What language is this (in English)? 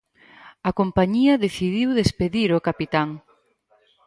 Galician